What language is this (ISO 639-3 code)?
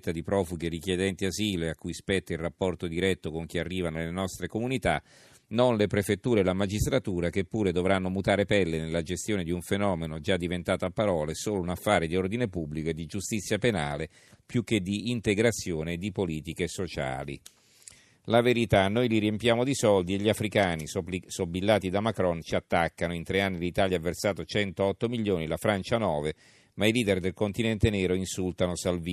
ita